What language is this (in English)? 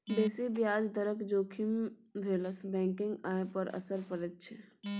Maithili